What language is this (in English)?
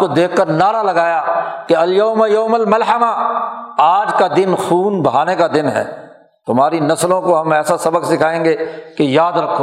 Urdu